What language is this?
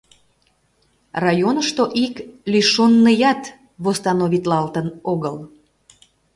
Mari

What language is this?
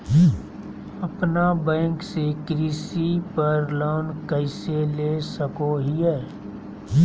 Magahi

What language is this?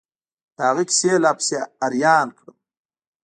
Pashto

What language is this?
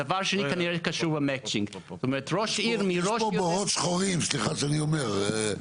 Hebrew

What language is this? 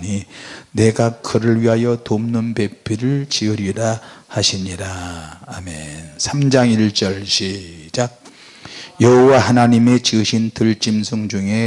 Korean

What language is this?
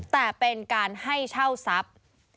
Thai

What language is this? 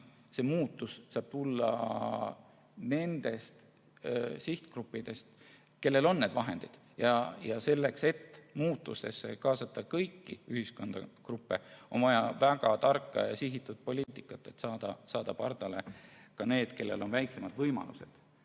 Estonian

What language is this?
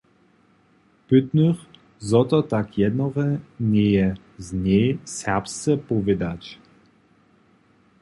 Upper Sorbian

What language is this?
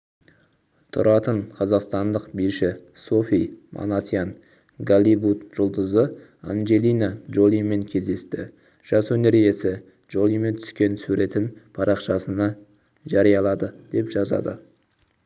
Kazakh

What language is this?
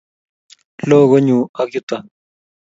Kalenjin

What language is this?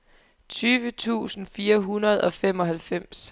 Danish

